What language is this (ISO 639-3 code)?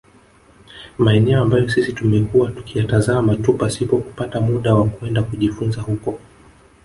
swa